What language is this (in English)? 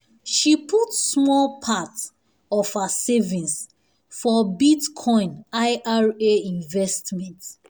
Nigerian Pidgin